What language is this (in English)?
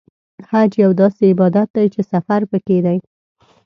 Pashto